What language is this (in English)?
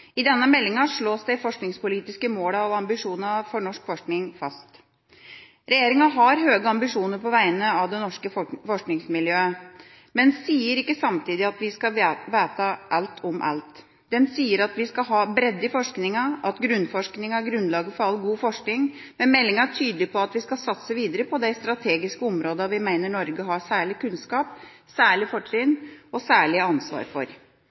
Norwegian Bokmål